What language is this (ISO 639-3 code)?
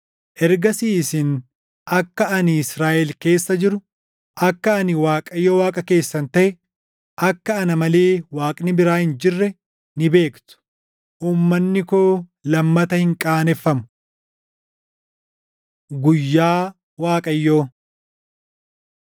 orm